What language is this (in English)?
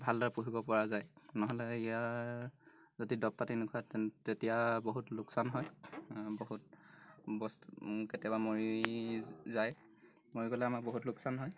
Assamese